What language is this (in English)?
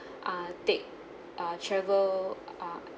English